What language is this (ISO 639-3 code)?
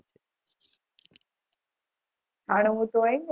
guj